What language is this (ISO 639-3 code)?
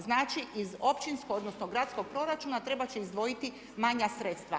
hrv